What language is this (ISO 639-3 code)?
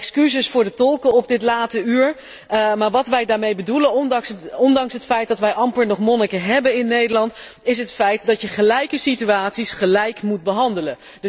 nld